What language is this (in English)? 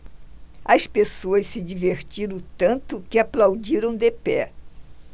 Portuguese